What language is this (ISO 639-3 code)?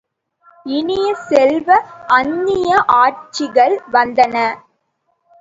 tam